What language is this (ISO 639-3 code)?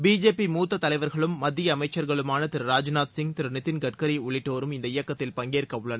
tam